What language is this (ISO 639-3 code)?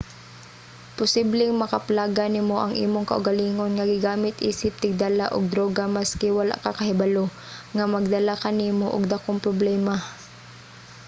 ceb